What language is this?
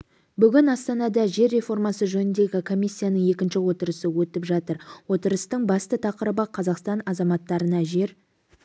Kazakh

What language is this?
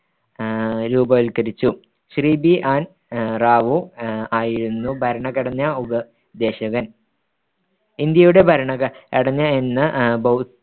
Malayalam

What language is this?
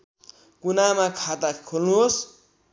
Nepali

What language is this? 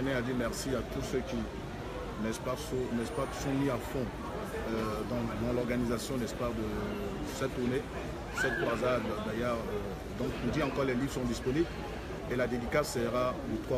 French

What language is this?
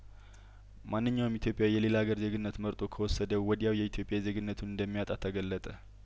Amharic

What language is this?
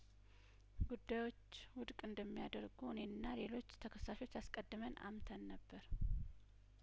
Amharic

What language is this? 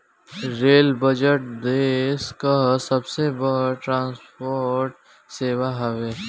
Bhojpuri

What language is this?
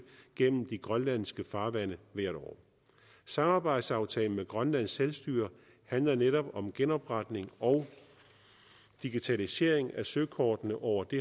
Danish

